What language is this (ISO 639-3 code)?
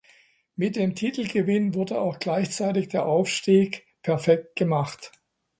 deu